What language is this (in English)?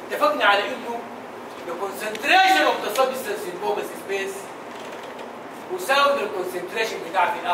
Arabic